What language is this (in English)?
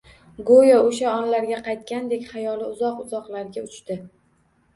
Uzbek